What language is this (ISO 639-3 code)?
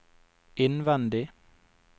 nor